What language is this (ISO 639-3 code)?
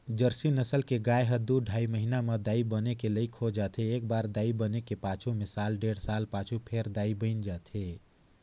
hne